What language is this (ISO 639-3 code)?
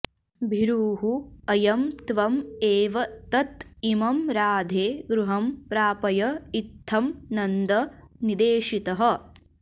san